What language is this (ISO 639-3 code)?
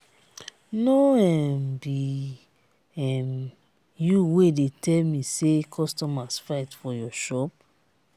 pcm